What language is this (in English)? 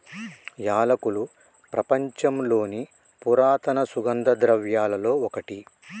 Telugu